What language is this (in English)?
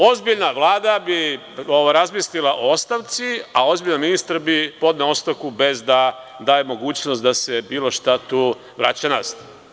Serbian